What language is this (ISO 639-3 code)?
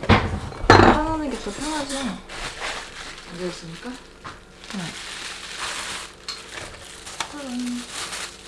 kor